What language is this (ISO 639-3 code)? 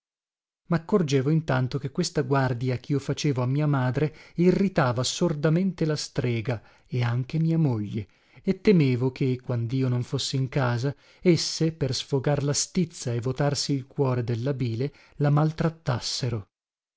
ita